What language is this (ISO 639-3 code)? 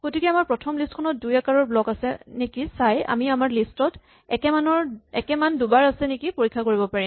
asm